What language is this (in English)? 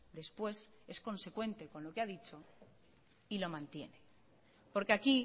Spanish